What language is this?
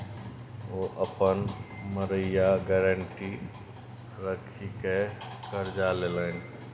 Maithili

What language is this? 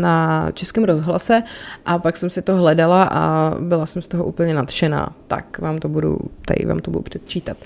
Czech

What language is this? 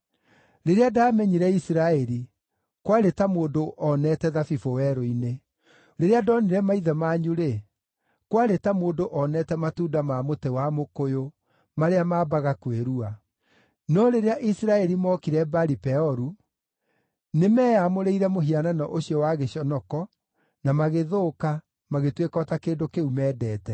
Kikuyu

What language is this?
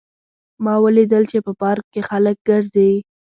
Pashto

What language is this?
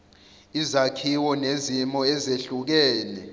Zulu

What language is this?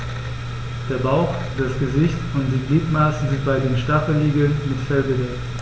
German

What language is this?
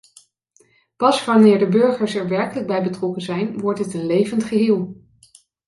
Dutch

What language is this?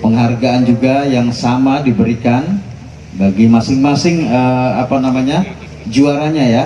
Indonesian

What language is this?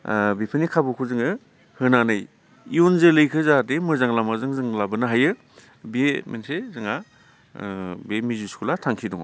Bodo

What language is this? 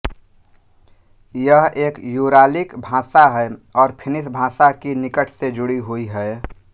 Hindi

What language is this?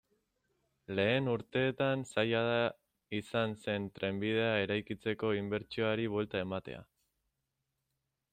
Basque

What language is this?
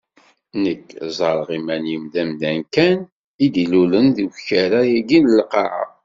Kabyle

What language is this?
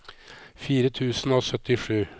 Norwegian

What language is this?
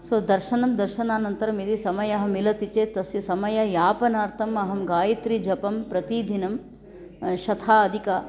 Sanskrit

